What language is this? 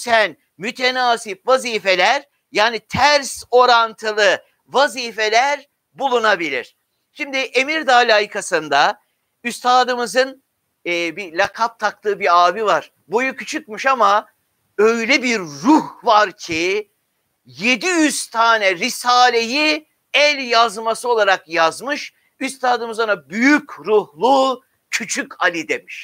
Turkish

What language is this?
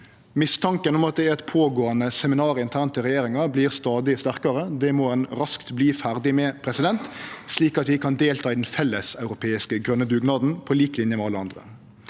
Norwegian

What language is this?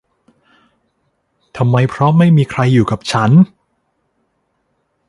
Thai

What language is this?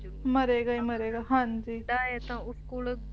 Punjabi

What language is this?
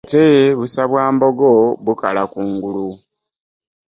Ganda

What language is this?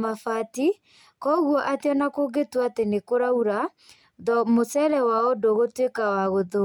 Kikuyu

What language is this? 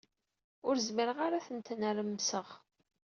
Kabyle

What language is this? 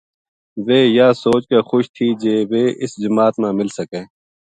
Gujari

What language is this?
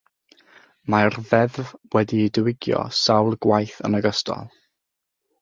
Welsh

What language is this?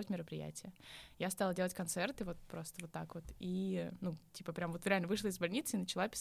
Russian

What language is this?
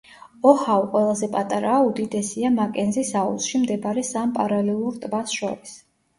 Georgian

